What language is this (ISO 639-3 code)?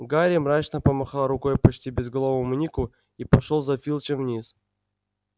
rus